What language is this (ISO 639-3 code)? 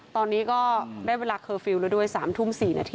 tha